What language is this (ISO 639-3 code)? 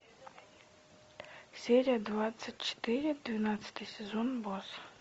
rus